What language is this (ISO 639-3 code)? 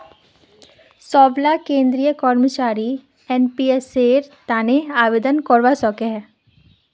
mag